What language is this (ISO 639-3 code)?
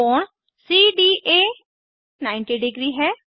hin